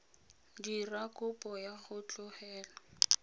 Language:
Tswana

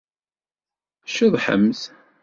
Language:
Kabyle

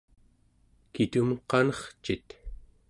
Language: Central Yupik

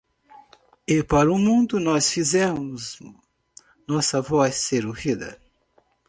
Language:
Portuguese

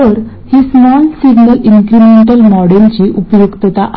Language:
Marathi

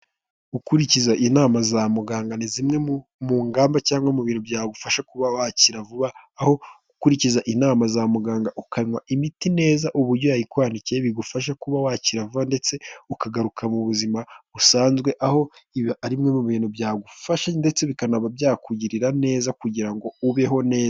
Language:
Kinyarwanda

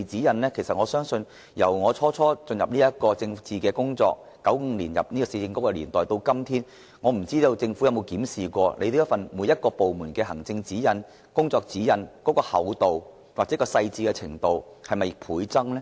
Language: Cantonese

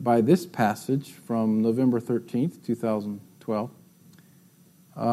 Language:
English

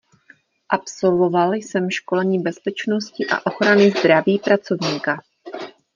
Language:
Czech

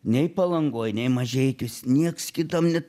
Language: Lithuanian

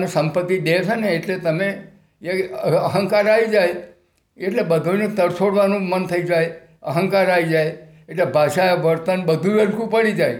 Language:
Gujarati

